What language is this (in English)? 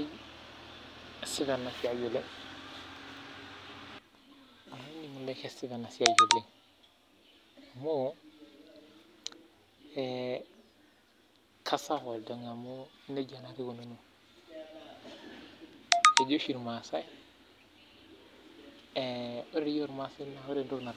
Masai